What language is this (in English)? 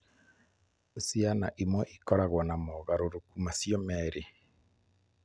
Kikuyu